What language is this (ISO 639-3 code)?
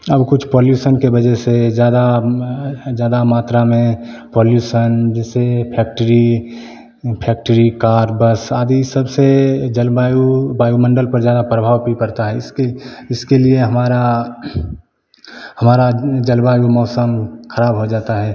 hin